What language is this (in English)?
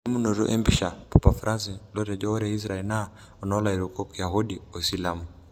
Masai